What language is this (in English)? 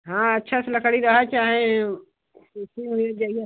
Hindi